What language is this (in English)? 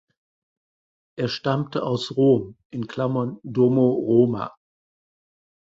German